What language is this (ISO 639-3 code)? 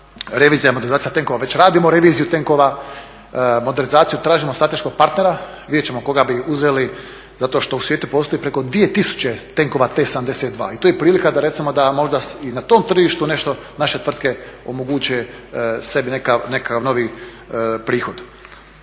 hrv